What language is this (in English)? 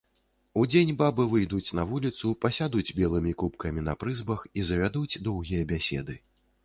Belarusian